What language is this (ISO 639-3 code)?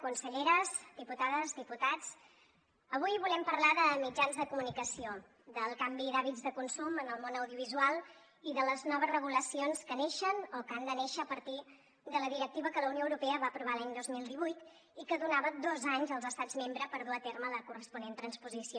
cat